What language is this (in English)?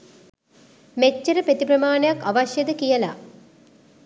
Sinhala